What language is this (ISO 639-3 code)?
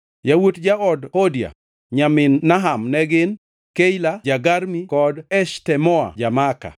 luo